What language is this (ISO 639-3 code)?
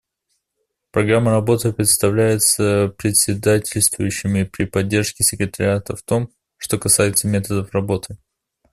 rus